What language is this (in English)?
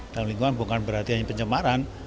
Indonesian